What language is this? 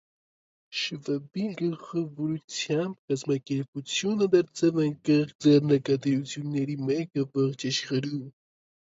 Armenian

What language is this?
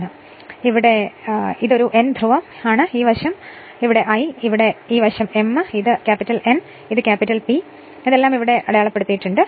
Malayalam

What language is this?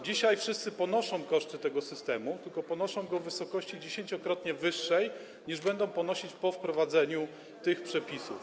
Polish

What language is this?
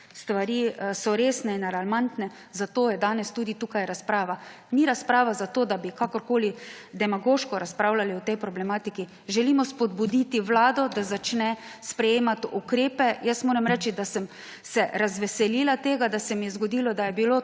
Slovenian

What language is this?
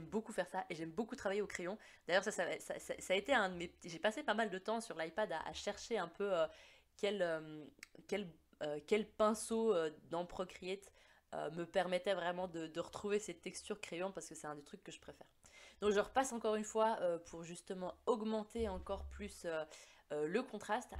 French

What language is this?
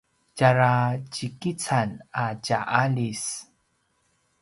Paiwan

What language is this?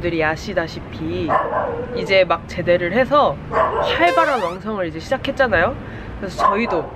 Korean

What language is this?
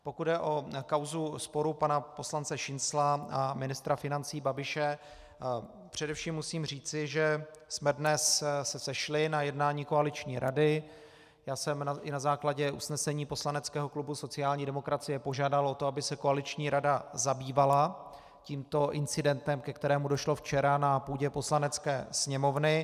Czech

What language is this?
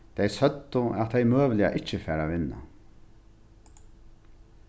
Faroese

